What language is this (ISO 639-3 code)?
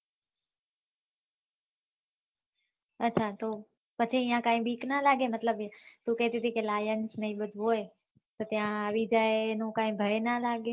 guj